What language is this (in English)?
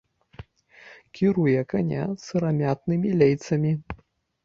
Belarusian